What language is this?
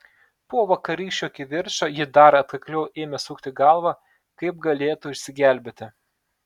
Lithuanian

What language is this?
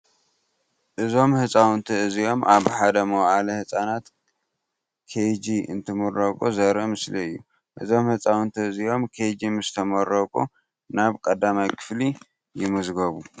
Tigrinya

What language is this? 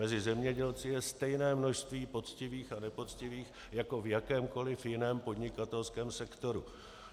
Czech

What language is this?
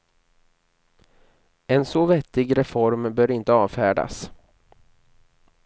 Swedish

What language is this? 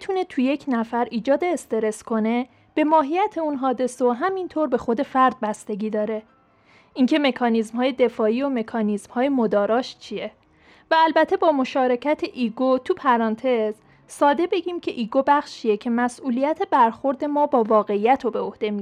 Persian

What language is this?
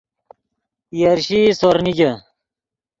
Yidgha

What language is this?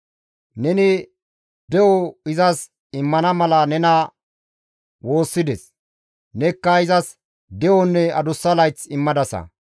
Gamo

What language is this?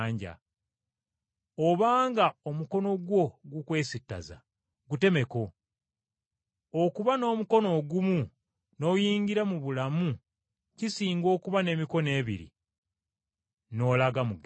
Ganda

